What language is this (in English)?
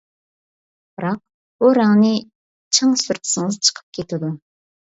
Uyghur